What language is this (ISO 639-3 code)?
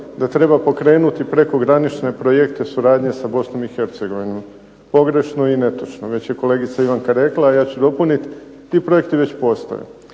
hrv